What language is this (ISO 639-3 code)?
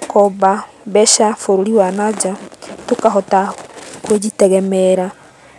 kik